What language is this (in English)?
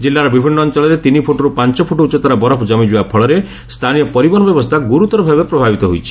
Odia